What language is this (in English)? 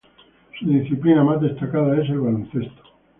Spanish